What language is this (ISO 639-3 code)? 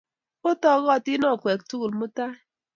kln